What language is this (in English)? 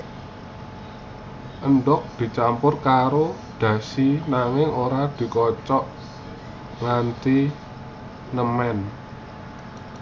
Javanese